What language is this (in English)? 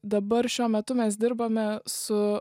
Lithuanian